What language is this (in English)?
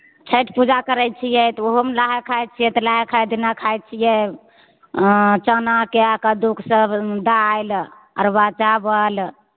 Maithili